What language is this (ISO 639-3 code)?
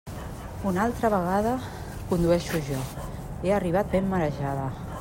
cat